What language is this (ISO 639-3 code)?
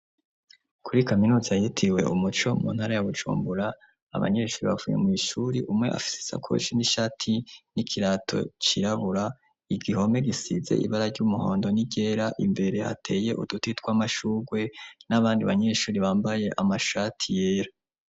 run